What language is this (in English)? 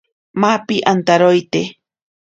Ashéninka Perené